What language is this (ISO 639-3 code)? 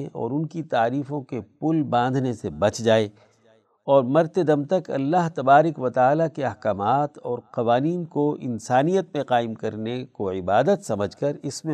urd